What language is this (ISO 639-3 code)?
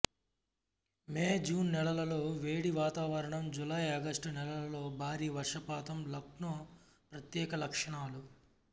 tel